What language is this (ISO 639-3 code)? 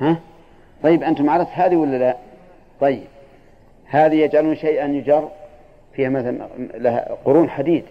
ara